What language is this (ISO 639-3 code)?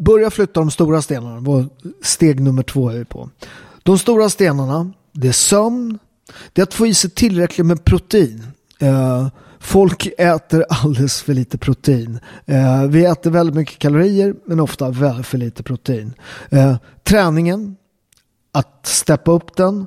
swe